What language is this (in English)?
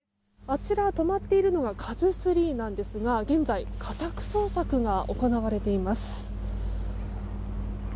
Japanese